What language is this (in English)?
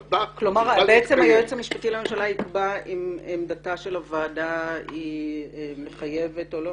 Hebrew